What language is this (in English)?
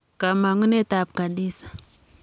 Kalenjin